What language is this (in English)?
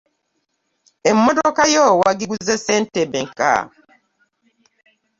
Ganda